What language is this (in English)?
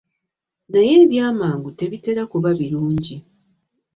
Ganda